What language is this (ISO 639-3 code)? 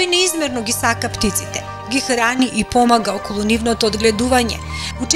mkd